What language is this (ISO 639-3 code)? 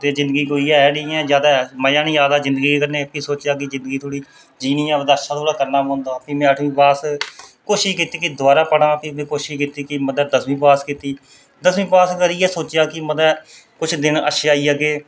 doi